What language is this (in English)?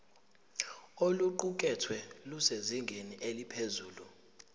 Zulu